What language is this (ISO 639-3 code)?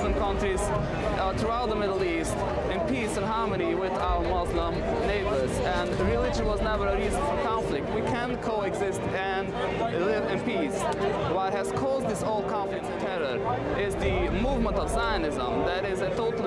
tur